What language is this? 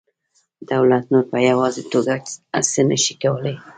Pashto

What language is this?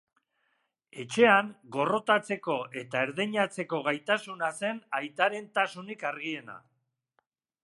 Basque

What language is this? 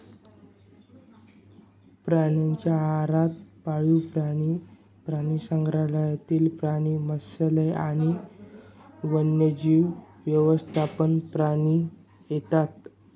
Marathi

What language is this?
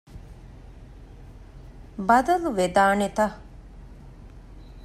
Divehi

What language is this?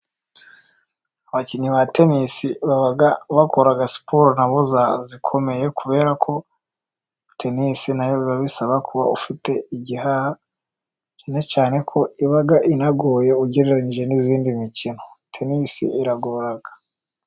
Kinyarwanda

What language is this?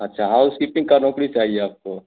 Hindi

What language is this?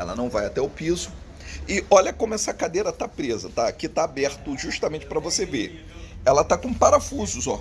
Portuguese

